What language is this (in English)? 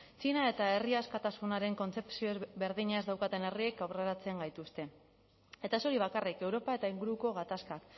Basque